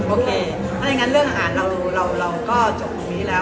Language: Thai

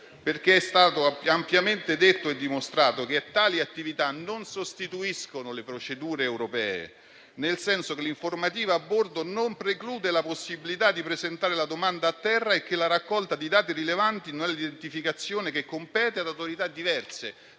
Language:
Italian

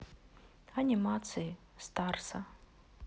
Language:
Russian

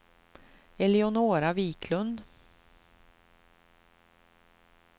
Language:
Swedish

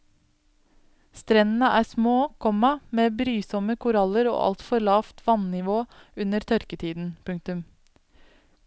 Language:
Norwegian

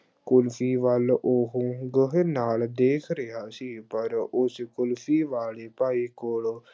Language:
Punjabi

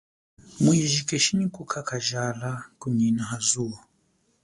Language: Chokwe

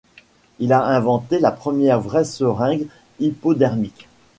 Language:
French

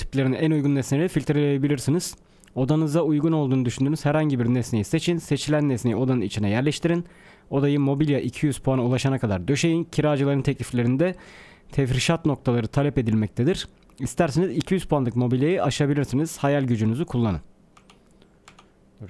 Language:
Turkish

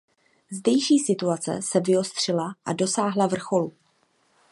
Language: Czech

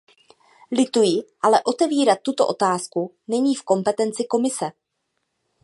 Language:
Czech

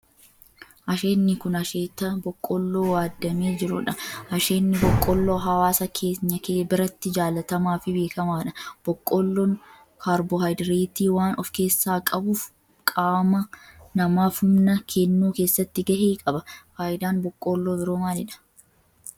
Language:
Oromo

